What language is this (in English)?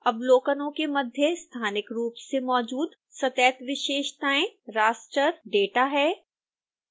Hindi